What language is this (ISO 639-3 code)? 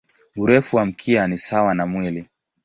swa